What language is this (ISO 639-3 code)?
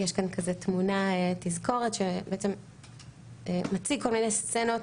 heb